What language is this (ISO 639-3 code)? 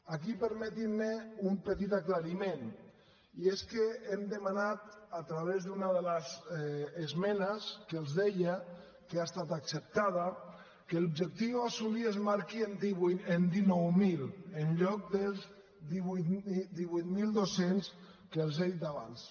cat